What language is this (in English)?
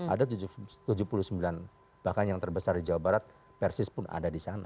Indonesian